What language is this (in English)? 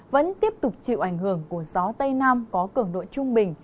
Vietnamese